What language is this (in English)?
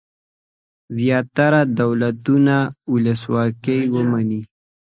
Pashto